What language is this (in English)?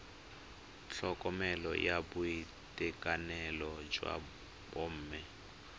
Tswana